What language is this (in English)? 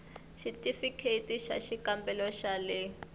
Tsonga